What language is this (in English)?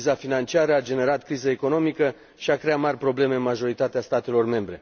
Romanian